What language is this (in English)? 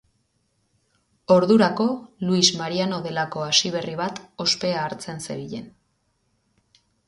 Basque